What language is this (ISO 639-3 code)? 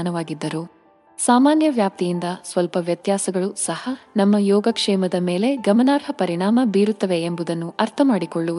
kan